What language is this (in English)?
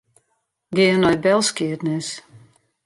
Western Frisian